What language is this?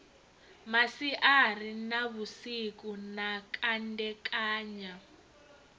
Venda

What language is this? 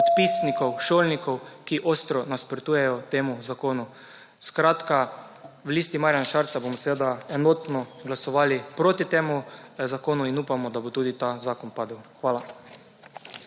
Slovenian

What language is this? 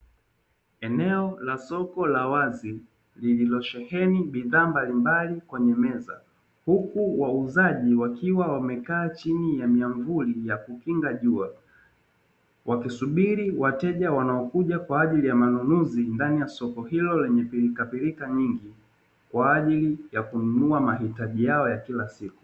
Swahili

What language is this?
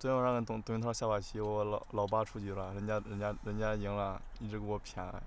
Chinese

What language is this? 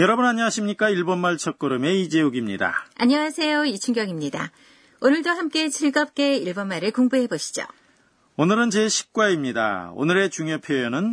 Korean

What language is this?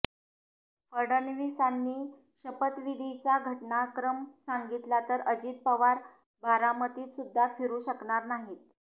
Marathi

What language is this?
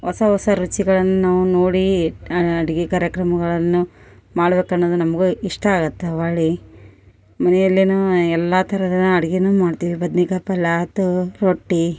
Kannada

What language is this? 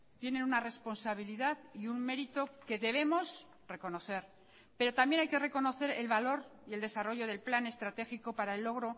Spanish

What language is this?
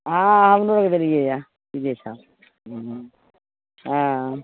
Maithili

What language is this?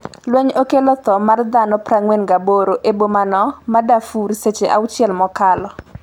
Luo (Kenya and Tanzania)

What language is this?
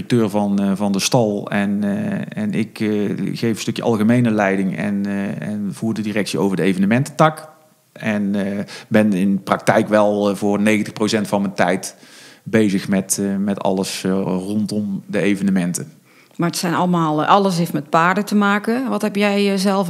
Dutch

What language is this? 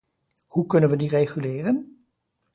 Dutch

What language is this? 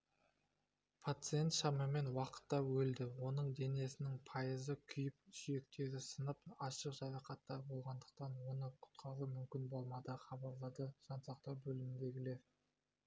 Kazakh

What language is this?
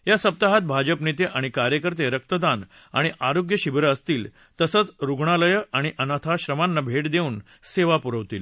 Marathi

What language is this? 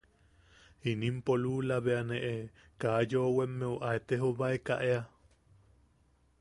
Yaqui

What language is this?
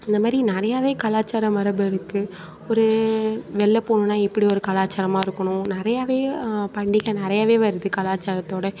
Tamil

